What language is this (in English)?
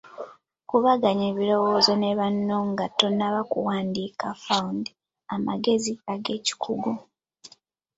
Ganda